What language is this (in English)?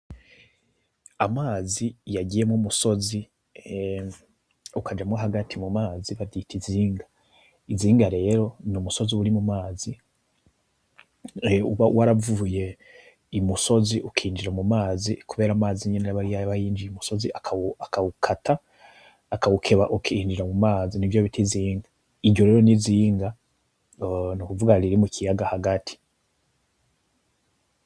Rundi